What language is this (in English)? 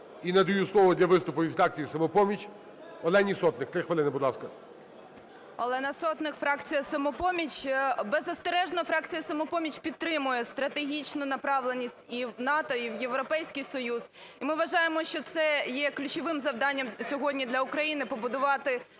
Ukrainian